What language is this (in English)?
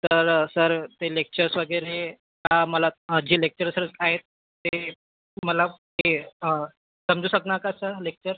Marathi